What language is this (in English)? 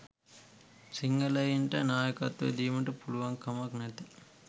Sinhala